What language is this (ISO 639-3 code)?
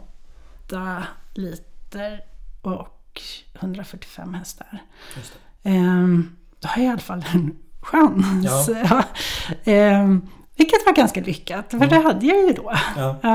swe